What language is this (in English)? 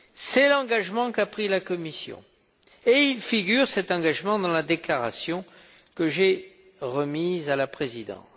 French